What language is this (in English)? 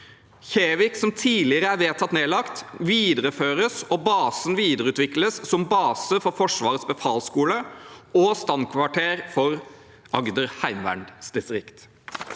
Norwegian